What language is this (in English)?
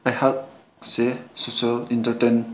Manipuri